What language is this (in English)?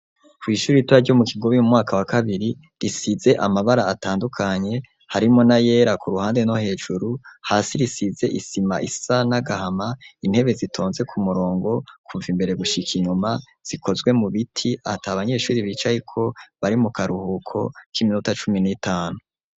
Rundi